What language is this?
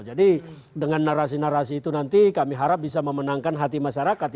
Indonesian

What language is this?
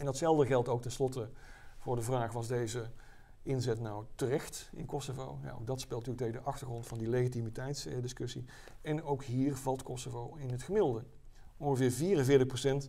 Dutch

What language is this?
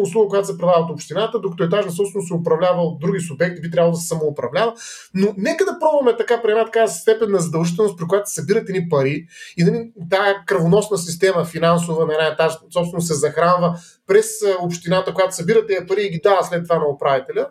Bulgarian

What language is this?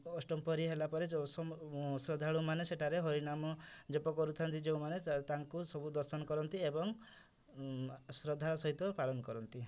Odia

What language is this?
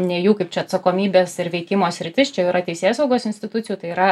Lithuanian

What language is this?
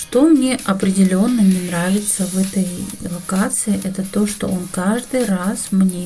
Russian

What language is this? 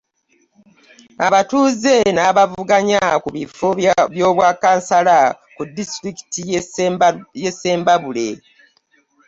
Ganda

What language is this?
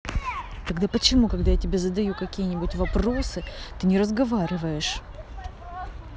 Russian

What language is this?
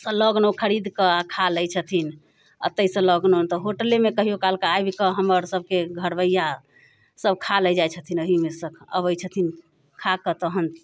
Maithili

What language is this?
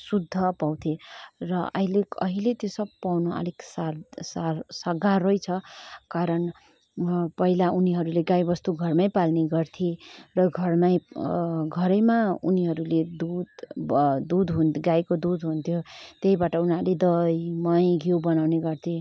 Nepali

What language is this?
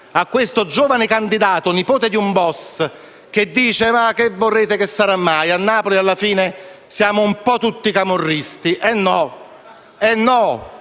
Italian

